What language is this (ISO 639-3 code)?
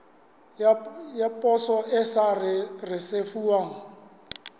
sot